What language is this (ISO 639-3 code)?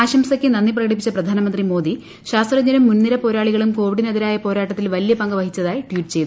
mal